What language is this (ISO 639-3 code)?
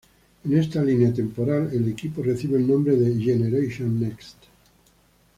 spa